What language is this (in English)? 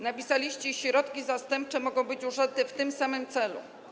Polish